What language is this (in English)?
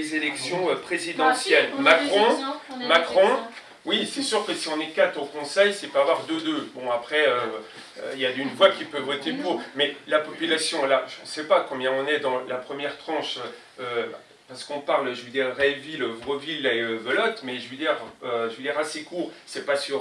French